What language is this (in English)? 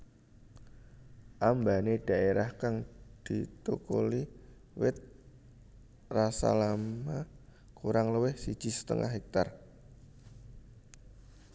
Javanese